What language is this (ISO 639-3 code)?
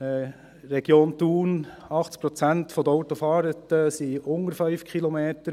gsw